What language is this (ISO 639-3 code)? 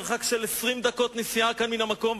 heb